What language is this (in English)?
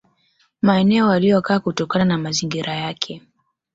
Swahili